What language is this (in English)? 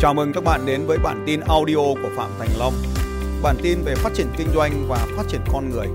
Vietnamese